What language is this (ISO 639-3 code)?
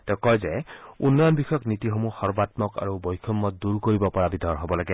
asm